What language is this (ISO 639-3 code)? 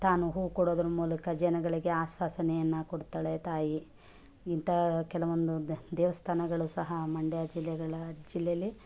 kan